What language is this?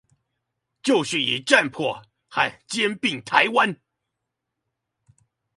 Chinese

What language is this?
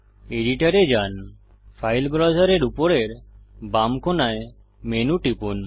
Bangla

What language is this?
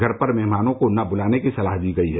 Hindi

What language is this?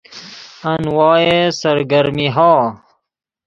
Persian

